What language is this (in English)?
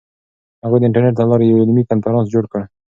Pashto